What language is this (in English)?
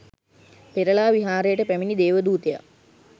Sinhala